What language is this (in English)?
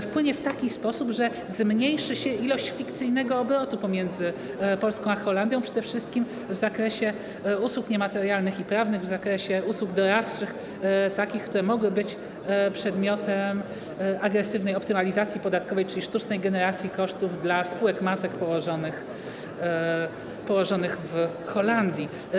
Polish